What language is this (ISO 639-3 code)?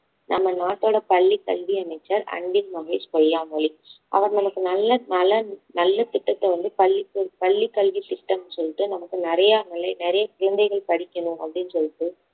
tam